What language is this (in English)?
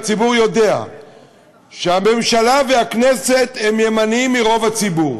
Hebrew